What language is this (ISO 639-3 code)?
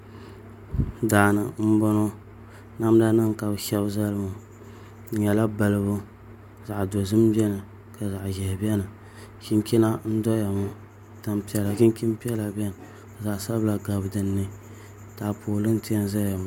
dag